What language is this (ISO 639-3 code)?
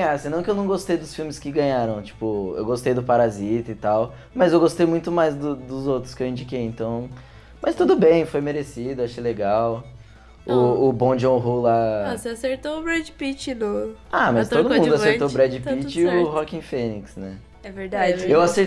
por